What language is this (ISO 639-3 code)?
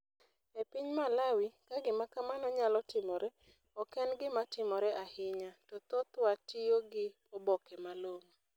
luo